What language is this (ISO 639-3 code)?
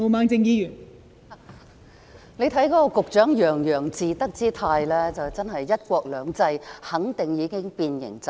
yue